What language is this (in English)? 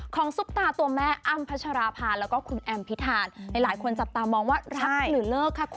Thai